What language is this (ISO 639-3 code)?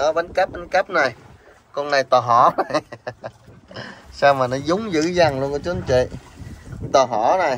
vie